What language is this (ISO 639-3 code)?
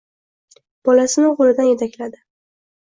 uzb